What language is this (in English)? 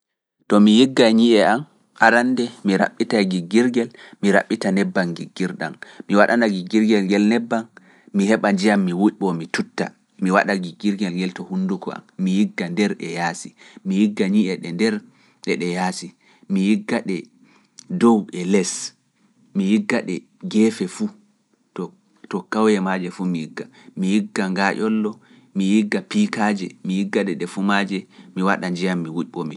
Fula